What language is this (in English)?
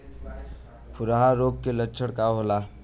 Bhojpuri